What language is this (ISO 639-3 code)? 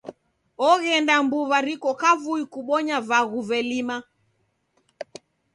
dav